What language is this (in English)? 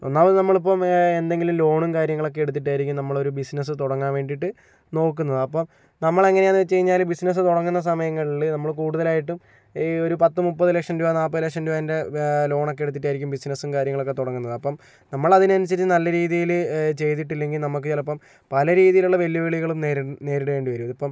Malayalam